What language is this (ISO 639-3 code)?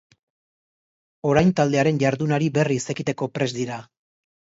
eus